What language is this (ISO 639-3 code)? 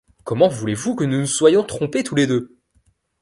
fra